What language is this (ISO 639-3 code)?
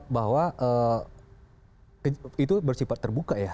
ind